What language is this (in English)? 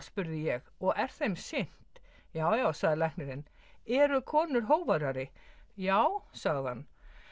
Icelandic